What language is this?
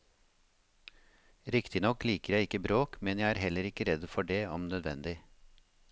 Norwegian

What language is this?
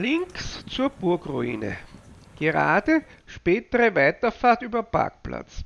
German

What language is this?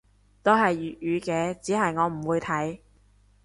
Cantonese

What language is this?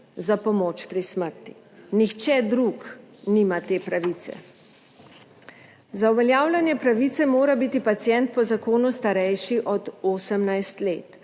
Slovenian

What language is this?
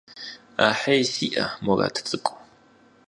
Kabardian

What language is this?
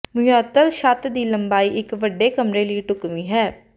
Punjabi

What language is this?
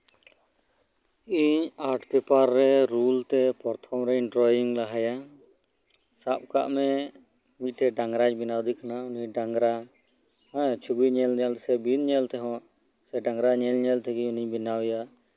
Santali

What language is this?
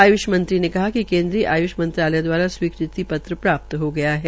Hindi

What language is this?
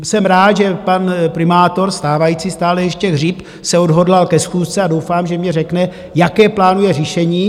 Czech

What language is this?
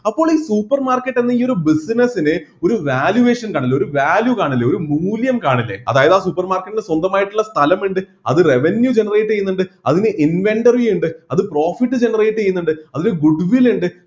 Malayalam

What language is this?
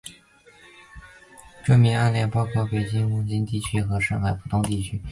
Chinese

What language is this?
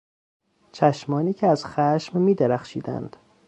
Persian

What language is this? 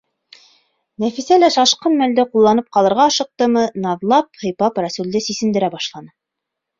Bashkir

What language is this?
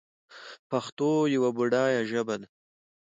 Pashto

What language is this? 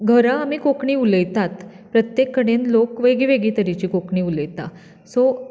Konkani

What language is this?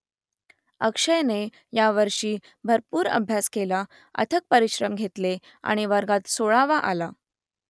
Marathi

